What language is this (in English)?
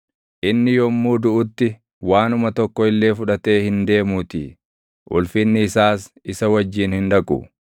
Oromo